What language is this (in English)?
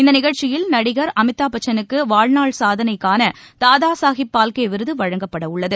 Tamil